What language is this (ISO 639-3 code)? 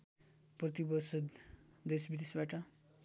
nep